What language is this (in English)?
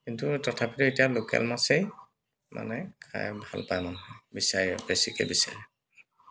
Assamese